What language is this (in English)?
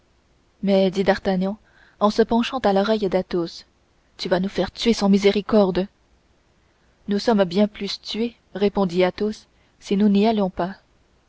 French